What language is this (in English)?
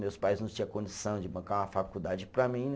Portuguese